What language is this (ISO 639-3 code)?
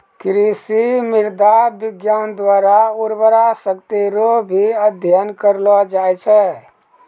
mai